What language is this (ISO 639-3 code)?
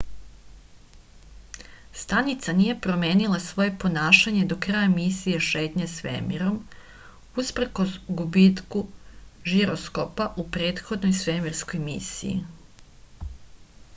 srp